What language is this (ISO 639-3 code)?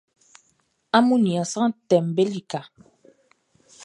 bci